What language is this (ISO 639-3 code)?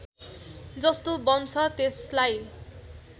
nep